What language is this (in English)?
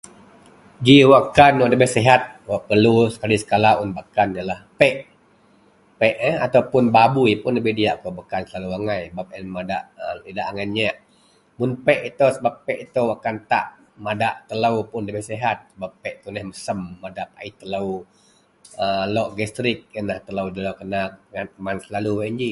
Central Melanau